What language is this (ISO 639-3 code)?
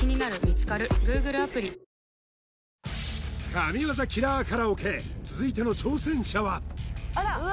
jpn